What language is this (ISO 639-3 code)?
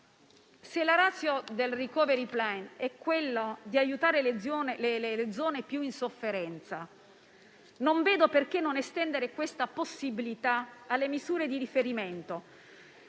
ita